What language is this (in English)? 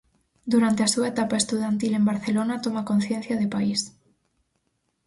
Galician